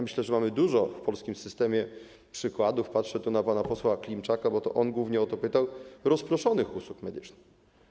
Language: Polish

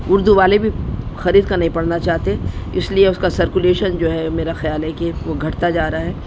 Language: Urdu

